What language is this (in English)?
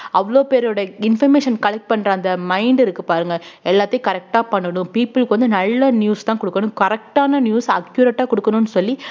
Tamil